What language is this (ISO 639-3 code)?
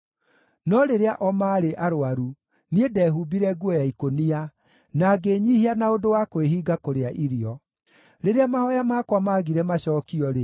kik